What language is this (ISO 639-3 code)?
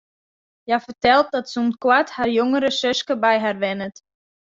fry